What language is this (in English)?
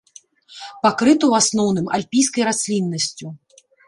Belarusian